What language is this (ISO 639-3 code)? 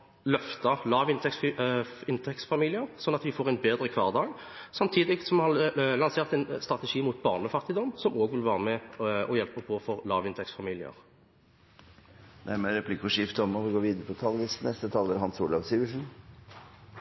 nor